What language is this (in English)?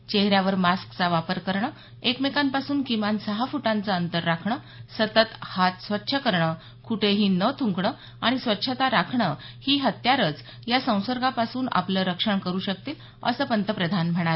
Marathi